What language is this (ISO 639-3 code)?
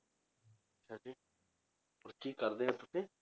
pan